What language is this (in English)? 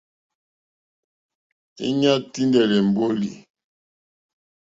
Mokpwe